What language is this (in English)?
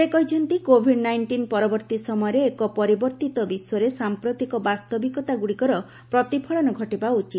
Odia